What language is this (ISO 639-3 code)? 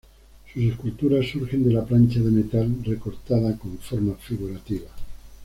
spa